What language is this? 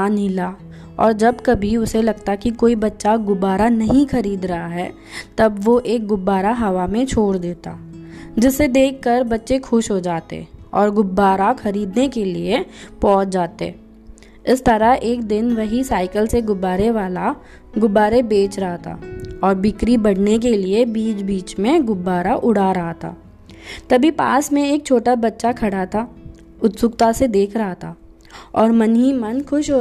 Hindi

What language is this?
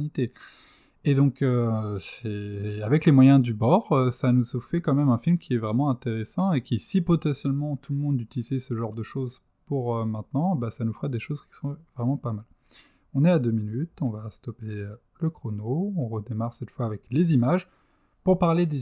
French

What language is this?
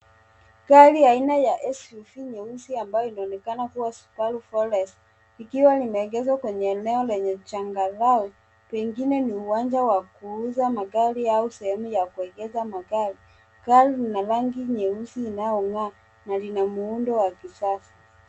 Swahili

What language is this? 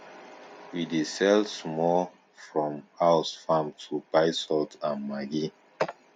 Nigerian Pidgin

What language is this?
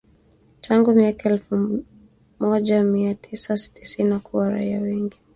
Swahili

